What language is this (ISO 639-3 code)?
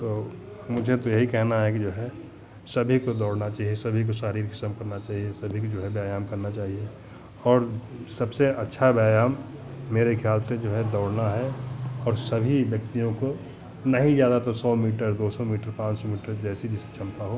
hin